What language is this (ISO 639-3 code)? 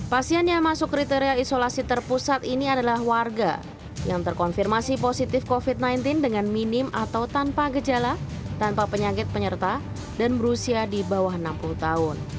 ind